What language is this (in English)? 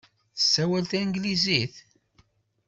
Kabyle